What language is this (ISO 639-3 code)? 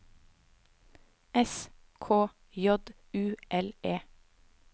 nor